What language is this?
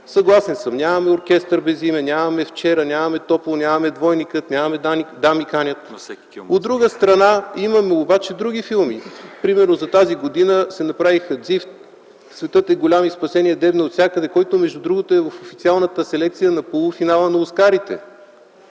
Bulgarian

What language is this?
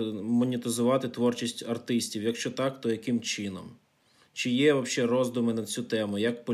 Ukrainian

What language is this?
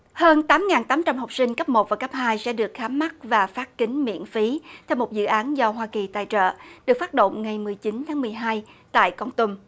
Vietnamese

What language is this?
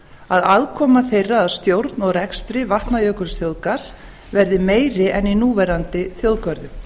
Icelandic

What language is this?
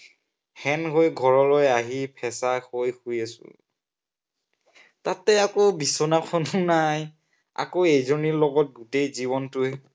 Assamese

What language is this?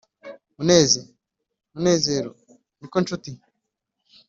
Kinyarwanda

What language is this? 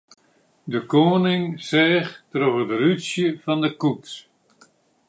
Western Frisian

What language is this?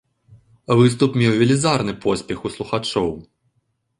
Belarusian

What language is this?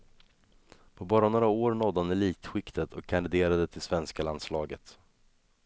Swedish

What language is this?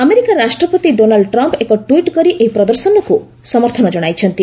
Odia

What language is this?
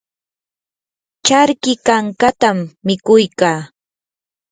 Yanahuanca Pasco Quechua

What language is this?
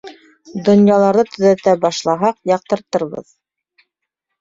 Bashkir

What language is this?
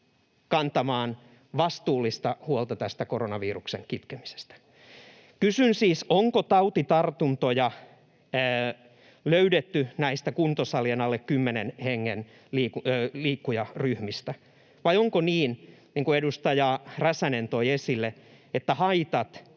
Finnish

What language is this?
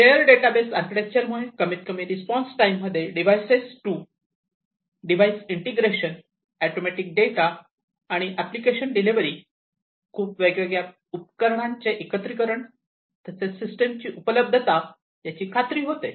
Marathi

